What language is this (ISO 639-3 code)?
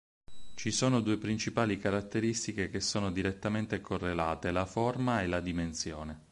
ita